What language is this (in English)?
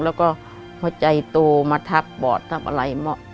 Thai